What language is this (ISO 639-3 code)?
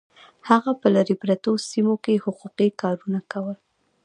pus